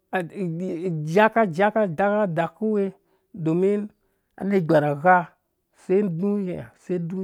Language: Dũya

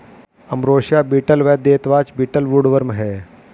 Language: Hindi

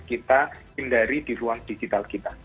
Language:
Indonesian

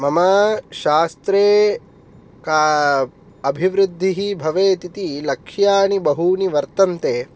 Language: Sanskrit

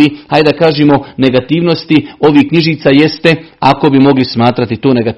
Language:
Croatian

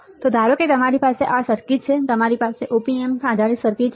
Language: Gujarati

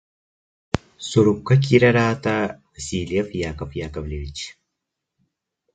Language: Yakut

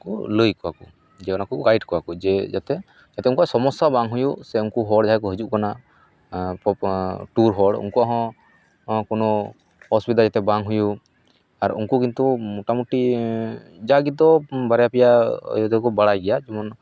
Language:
Santali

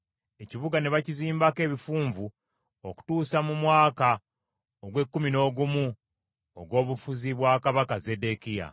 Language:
Ganda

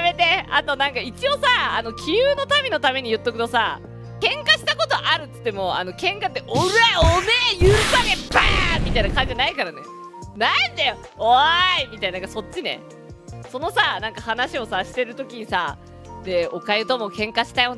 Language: Japanese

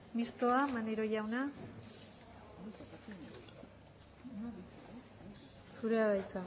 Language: Basque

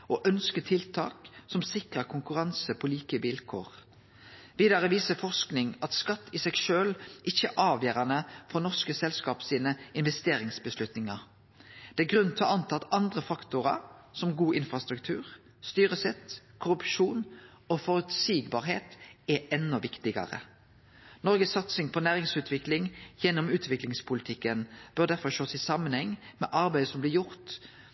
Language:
Norwegian Nynorsk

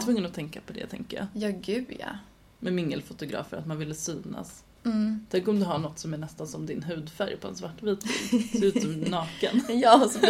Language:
Swedish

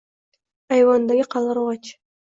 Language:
Uzbek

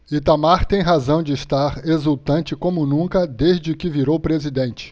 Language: Portuguese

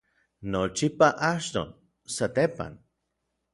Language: Orizaba Nahuatl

